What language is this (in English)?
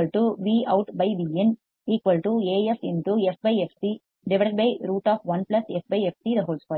Tamil